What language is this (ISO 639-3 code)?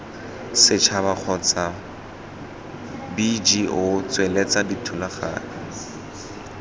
tsn